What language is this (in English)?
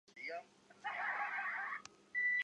Chinese